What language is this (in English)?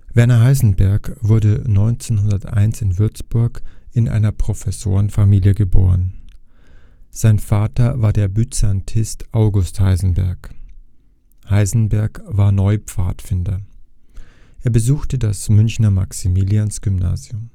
German